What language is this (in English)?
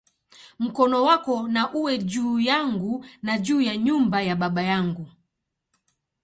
Swahili